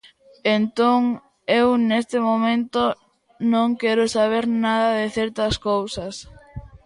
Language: Galician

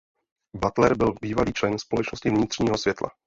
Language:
Czech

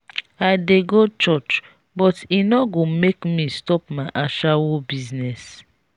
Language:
Nigerian Pidgin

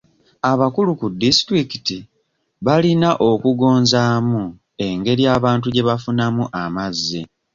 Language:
Ganda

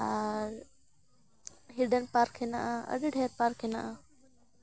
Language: Santali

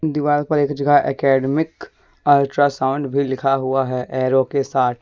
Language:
Hindi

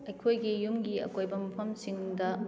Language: Manipuri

